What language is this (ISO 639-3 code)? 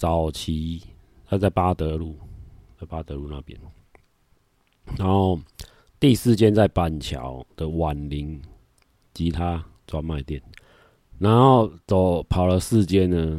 zho